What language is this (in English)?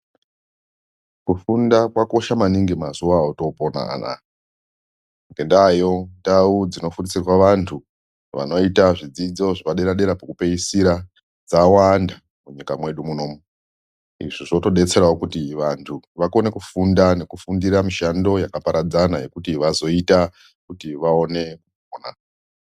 Ndau